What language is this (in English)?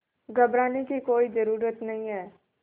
Hindi